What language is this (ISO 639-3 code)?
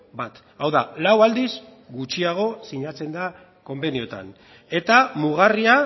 eus